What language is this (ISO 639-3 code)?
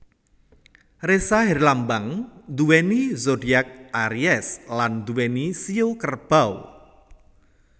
jav